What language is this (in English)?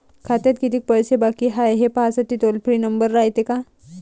Marathi